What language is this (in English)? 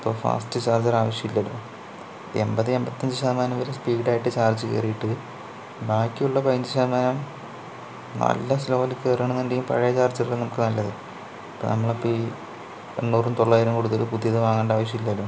Malayalam